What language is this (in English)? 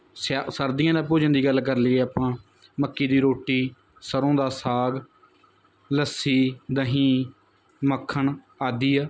Punjabi